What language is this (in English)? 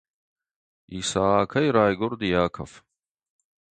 Ossetic